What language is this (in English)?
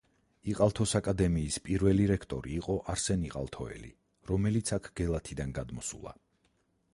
Georgian